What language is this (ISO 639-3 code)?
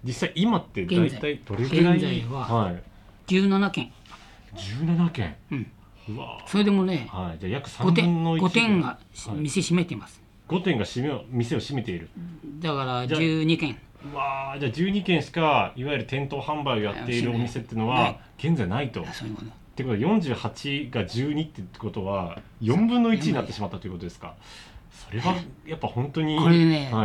jpn